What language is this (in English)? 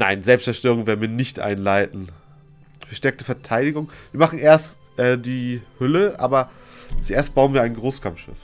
German